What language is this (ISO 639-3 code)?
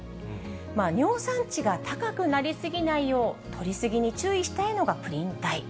jpn